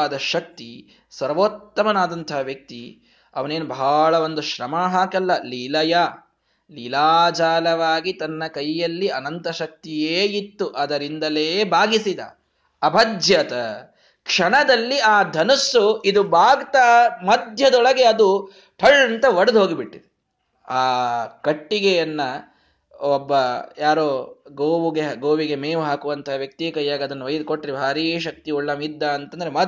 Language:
Kannada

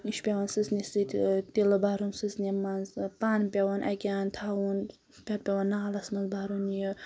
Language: Kashmiri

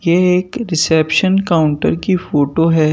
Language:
Hindi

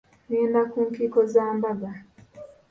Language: Ganda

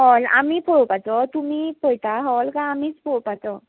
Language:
Konkani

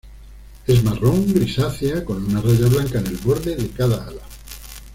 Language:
Spanish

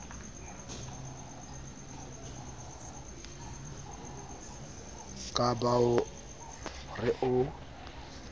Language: Southern Sotho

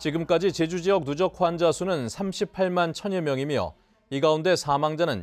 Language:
Korean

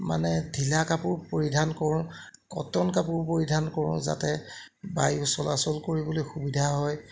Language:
Assamese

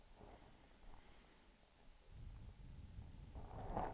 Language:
Swedish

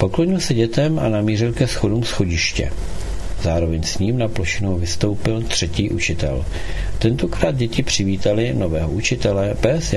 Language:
Czech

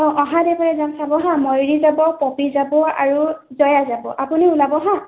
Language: Assamese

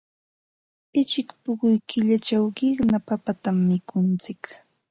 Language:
Ambo-Pasco Quechua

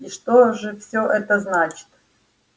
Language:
Russian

